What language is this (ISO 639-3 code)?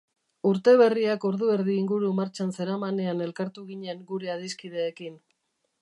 eus